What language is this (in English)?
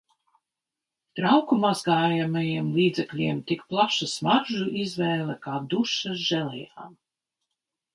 Latvian